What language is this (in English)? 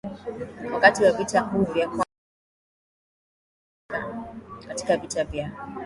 Swahili